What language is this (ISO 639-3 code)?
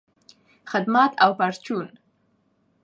pus